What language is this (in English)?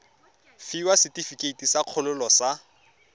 Tswana